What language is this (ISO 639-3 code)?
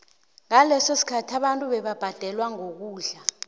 nbl